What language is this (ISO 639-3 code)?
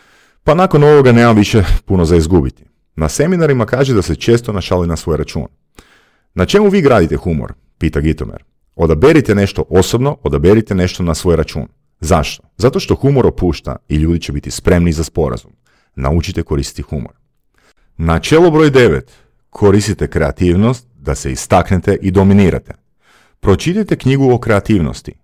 hrv